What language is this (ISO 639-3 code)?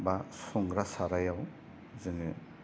brx